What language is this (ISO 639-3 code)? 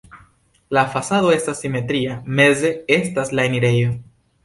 epo